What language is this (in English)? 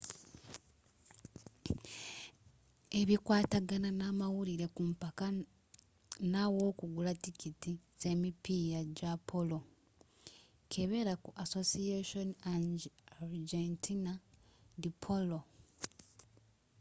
Ganda